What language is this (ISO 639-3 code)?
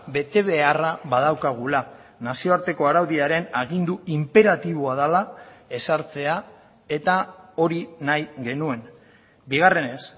eus